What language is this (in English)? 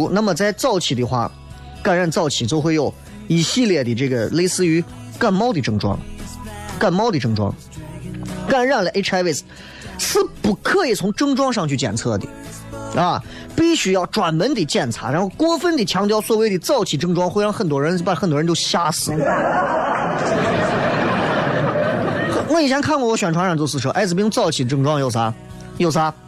Chinese